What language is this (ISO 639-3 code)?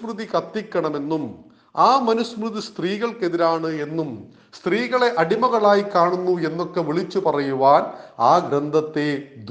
mal